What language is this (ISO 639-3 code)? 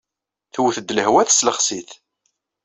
kab